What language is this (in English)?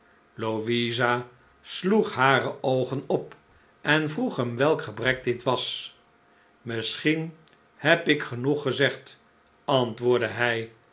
Dutch